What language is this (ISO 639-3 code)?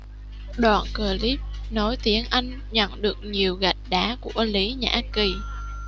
vie